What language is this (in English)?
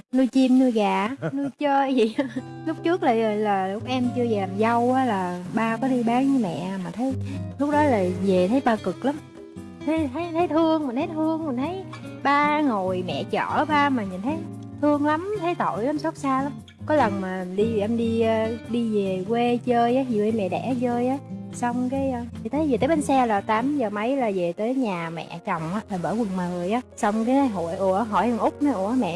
Vietnamese